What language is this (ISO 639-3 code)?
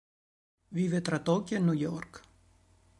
ita